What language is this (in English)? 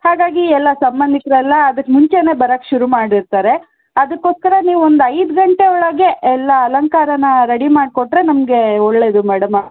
Kannada